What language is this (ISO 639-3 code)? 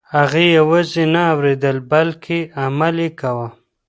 pus